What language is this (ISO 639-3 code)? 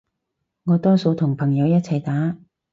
yue